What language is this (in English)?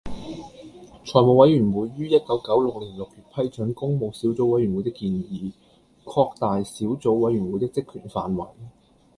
Cantonese